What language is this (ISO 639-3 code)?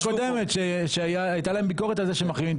heb